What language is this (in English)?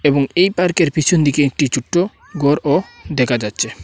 Bangla